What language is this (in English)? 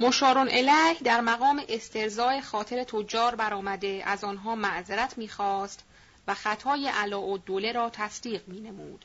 Persian